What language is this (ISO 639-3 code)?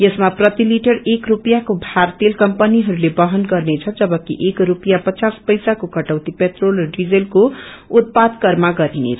nep